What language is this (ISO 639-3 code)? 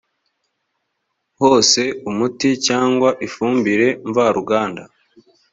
kin